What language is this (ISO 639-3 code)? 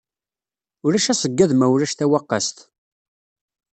kab